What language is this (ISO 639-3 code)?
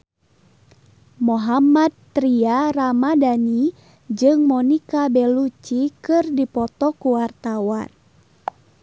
sun